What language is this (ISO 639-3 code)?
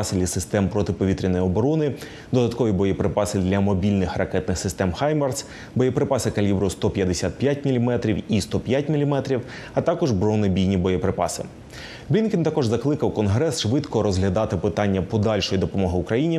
ukr